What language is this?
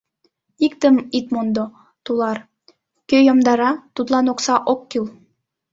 Mari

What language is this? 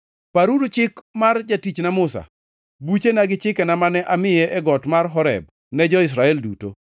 Luo (Kenya and Tanzania)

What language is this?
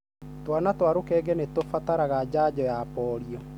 Kikuyu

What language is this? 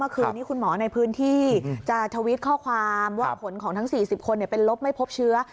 Thai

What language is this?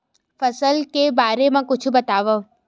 Chhattisgarhi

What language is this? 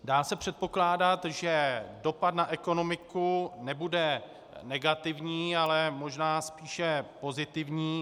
Czech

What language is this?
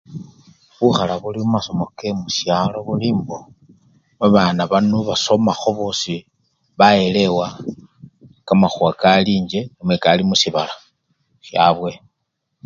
Luyia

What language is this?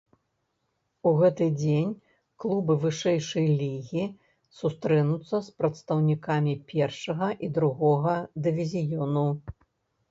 Belarusian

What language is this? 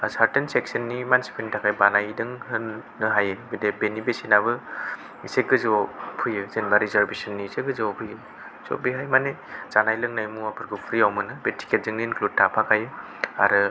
Bodo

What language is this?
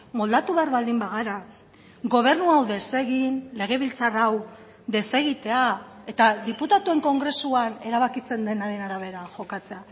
Basque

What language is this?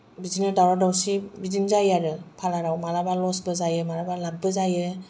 Bodo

